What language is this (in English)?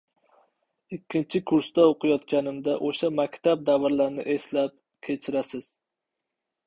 Uzbek